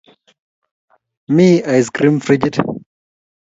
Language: Kalenjin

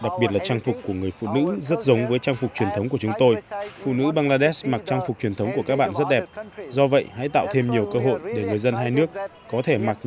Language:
Vietnamese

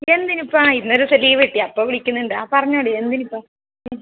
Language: Malayalam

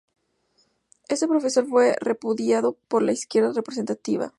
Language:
Spanish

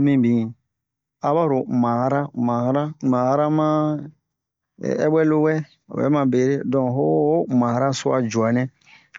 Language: Bomu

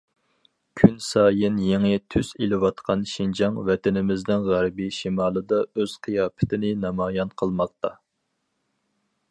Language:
Uyghur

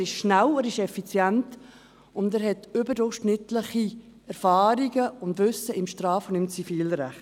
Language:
Swiss German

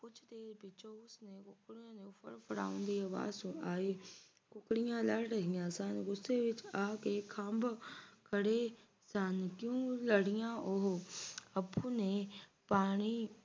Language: Punjabi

